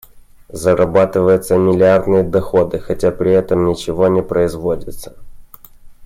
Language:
Russian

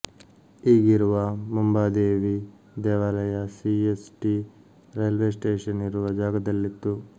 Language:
Kannada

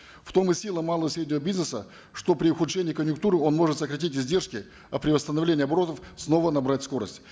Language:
Kazakh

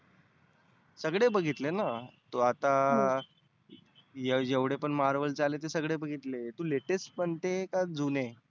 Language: Marathi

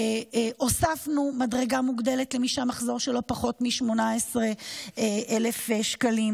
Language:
Hebrew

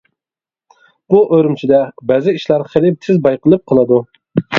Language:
Uyghur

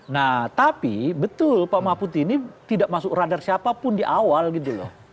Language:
Indonesian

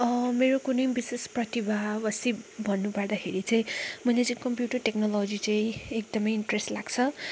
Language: Nepali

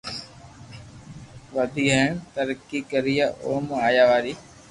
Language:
Loarki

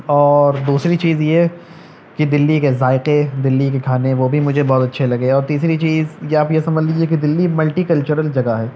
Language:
Urdu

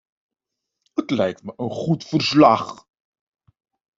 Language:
Dutch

